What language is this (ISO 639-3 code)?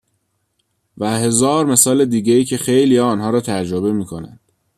fas